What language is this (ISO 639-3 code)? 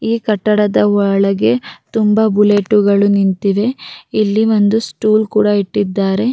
kan